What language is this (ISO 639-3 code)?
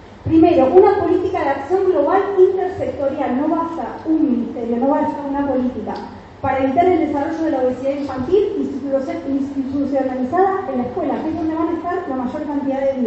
spa